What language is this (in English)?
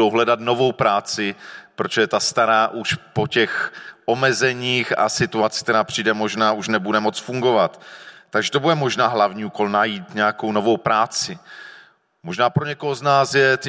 Czech